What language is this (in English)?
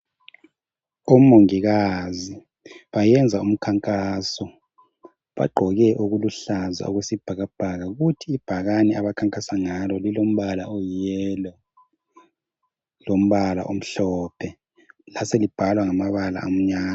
North Ndebele